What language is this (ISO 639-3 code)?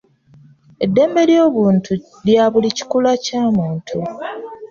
lug